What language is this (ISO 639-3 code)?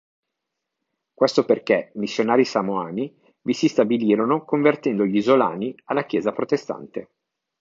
ita